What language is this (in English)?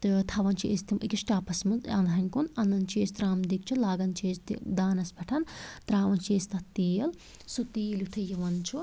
Kashmiri